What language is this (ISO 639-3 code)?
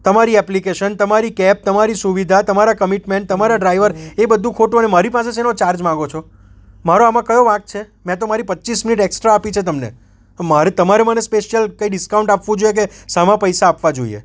guj